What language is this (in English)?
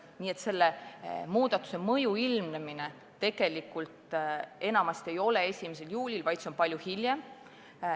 Estonian